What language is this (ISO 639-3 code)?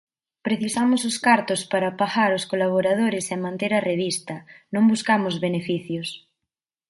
glg